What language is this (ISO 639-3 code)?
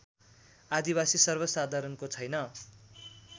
nep